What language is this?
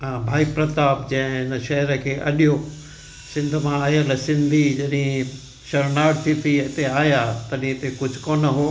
Sindhi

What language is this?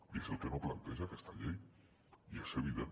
Catalan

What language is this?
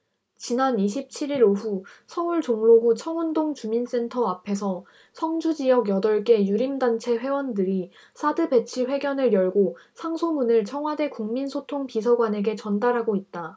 Korean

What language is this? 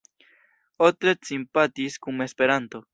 Esperanto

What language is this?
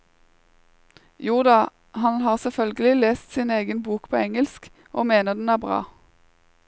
Norwegian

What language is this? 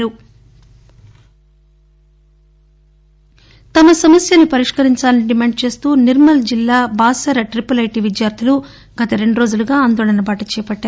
Telugu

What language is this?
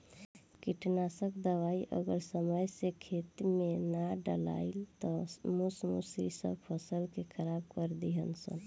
Bhojpuri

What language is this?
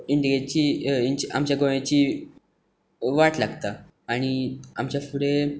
Konkani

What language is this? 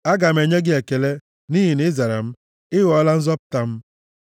Igbo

